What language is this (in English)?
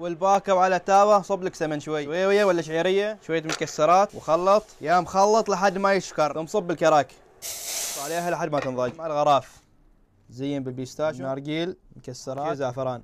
Arabic